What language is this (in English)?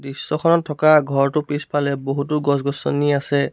Assamese